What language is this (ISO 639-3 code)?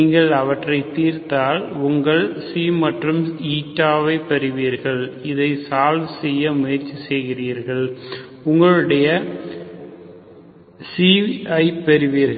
tam